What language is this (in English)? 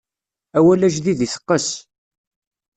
Kabyle